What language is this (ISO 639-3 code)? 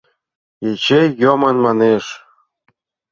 chm